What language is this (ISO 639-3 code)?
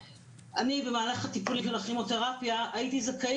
heb